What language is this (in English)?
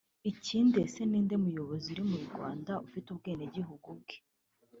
Kinyarwanda